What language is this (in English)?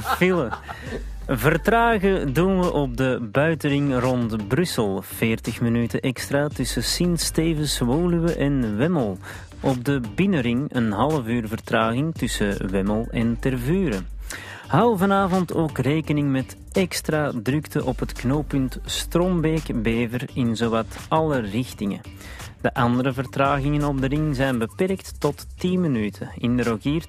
Dutch